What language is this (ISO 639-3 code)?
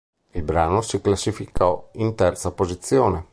ita